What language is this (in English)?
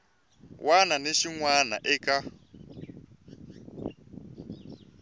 Tsonga